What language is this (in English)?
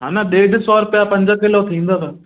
Sindhi